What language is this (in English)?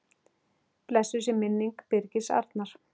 Icelandic